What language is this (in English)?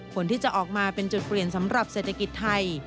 Thai